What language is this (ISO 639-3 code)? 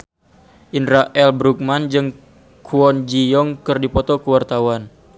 sun